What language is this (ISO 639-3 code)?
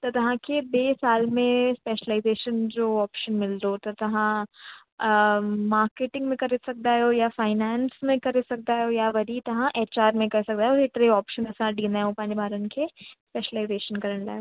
snd